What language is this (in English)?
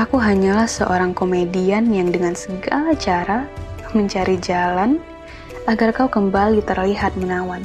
Indonesian